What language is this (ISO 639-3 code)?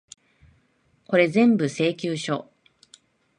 jpn